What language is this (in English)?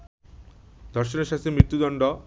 Bangla